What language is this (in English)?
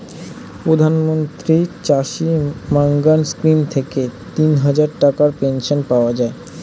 Bangla